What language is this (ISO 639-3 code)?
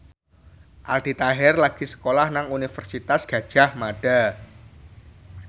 jav